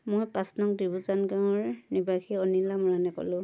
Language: Assamese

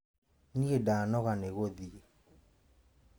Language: Kikuyu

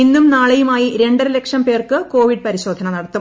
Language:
Malayalam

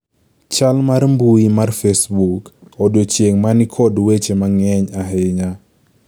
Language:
Luo (Kenya and Tanzania)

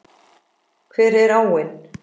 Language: Icelandic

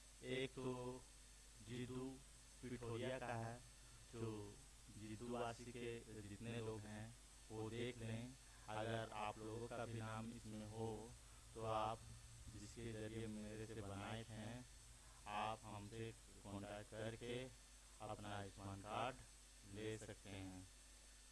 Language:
Hindi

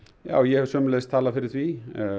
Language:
Icelandic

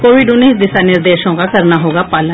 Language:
Hindi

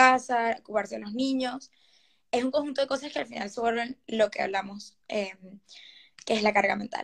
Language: Spanish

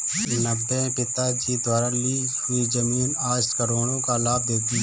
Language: Hindi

